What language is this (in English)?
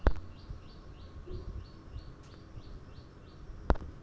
Bangla